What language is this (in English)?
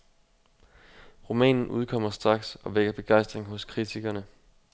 Danish